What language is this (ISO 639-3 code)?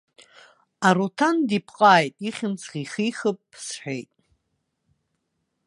abk